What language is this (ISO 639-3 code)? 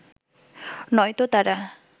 ben